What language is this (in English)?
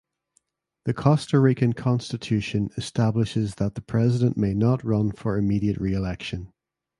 English